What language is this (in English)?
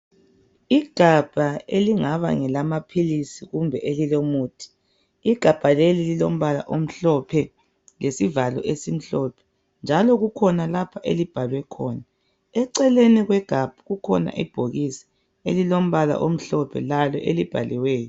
North Ndebele